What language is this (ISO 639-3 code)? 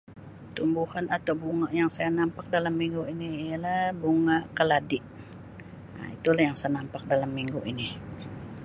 msi